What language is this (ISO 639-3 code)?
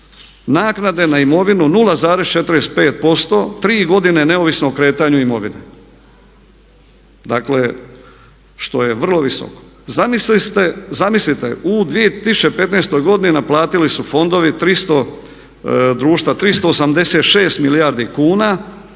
hrv